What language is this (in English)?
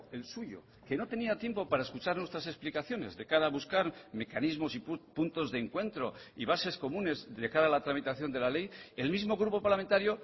Spanish